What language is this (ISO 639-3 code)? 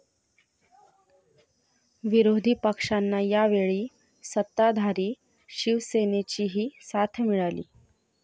mar